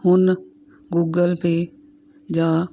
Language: Punjabi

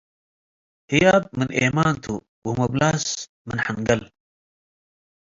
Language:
Tigre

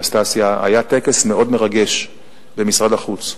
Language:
Hebrew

